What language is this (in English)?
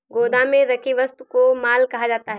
Hindi